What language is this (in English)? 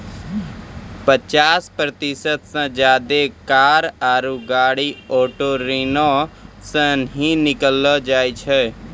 Maithili